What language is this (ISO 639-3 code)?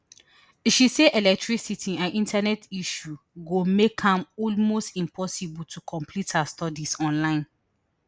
pcm